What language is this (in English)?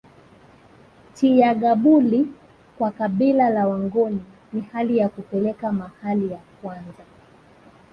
Swahili